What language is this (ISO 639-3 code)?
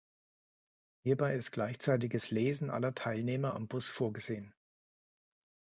deu